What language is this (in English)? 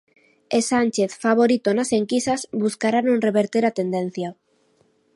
Galician